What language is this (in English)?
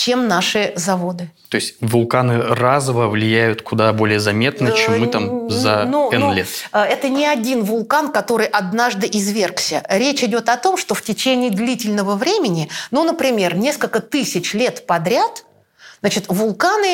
Russian